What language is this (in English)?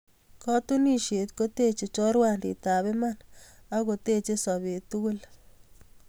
Kalenjin